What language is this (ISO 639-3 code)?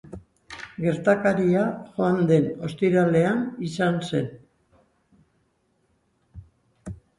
eus